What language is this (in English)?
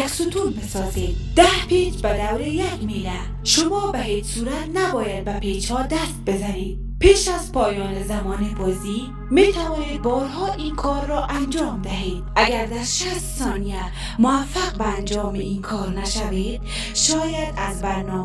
Persian